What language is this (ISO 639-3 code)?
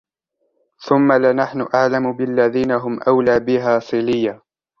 ara